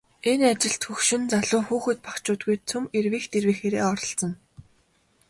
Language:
Mongolian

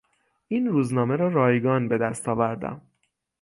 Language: Persian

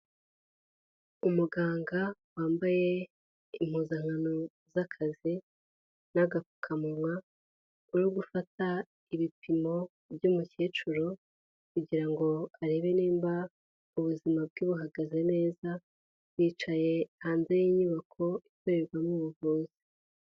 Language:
Kinyarwanda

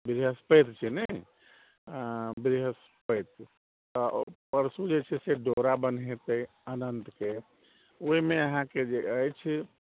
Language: Maithili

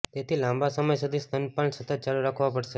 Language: Gujarati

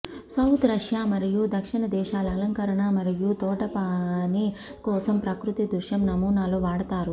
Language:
Telugu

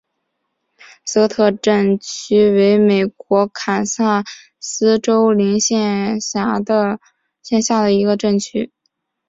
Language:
Chinese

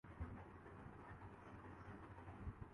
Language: Urdu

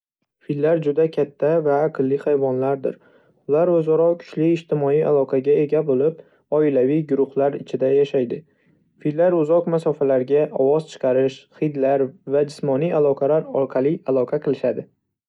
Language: Uzbek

